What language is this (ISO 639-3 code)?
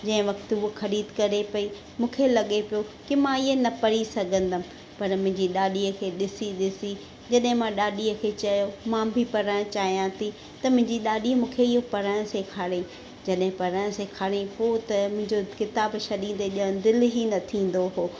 snd